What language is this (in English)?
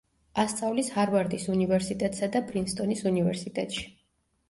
Georgian